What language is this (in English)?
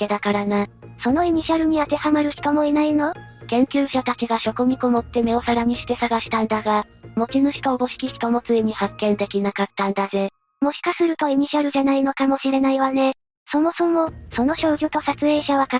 Japanese